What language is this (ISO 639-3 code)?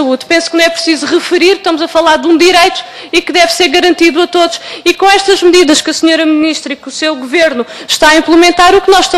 por